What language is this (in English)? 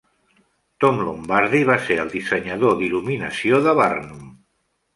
Catalan